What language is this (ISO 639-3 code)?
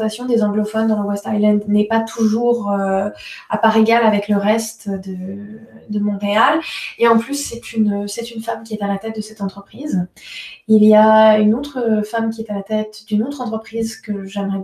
fra